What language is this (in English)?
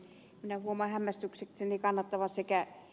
Finnish